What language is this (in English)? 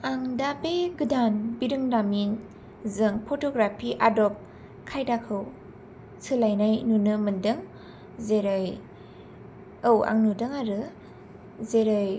Bodo